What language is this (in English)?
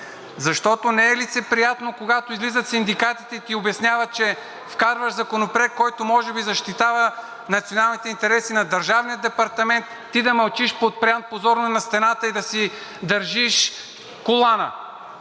Bulgarian